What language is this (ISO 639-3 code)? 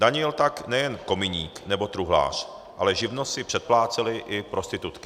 ces